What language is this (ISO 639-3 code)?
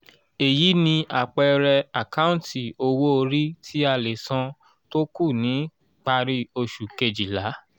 yor